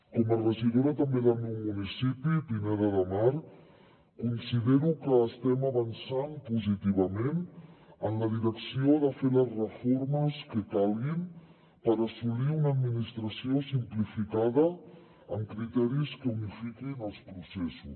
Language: Catalan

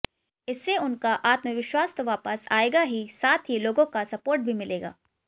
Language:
Hindi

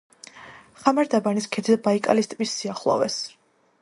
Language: Georgian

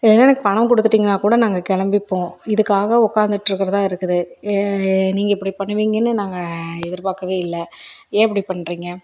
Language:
Tamil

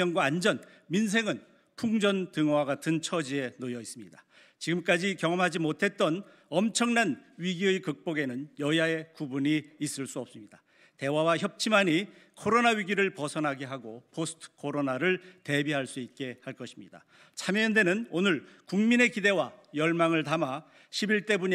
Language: Korean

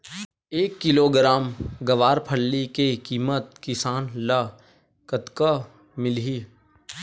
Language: Chhattisgarhi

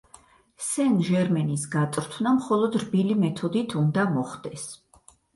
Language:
Georgian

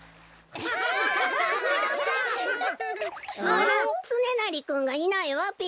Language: Japanese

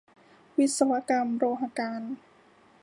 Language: Thai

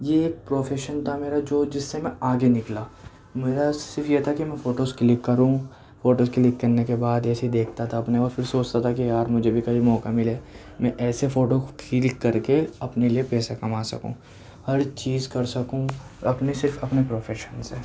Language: Urdu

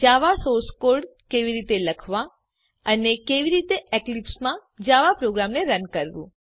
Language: Gujarati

